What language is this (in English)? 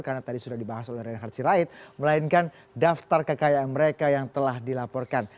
Indonesian